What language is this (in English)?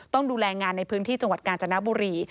Thai